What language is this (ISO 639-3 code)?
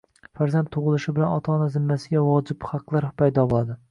uzb